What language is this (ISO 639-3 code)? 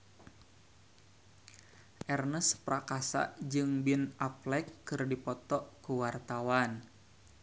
sun